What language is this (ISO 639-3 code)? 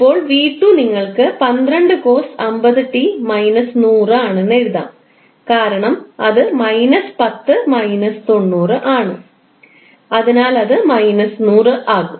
mal